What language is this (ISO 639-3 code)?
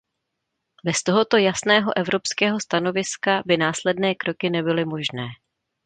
ces